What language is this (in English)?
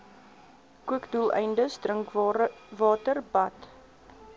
Afrikaans